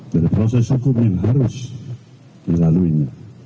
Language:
Indonesian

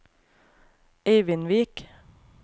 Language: Norwegian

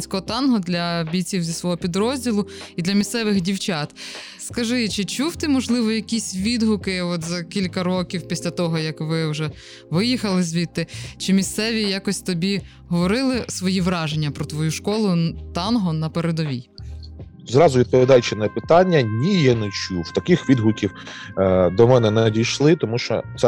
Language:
Ukrainian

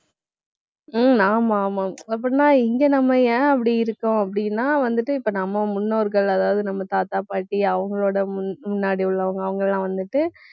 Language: Tamil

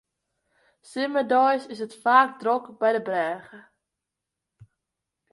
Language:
Western Frisian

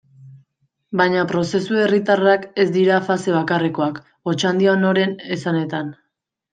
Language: Basque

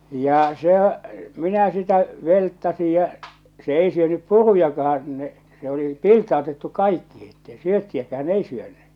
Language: Finnish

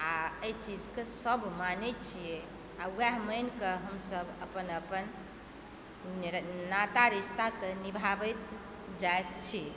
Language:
Maithili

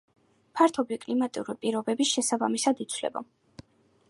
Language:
Georgian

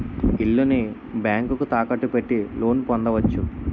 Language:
Telugu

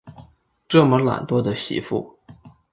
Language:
Chinese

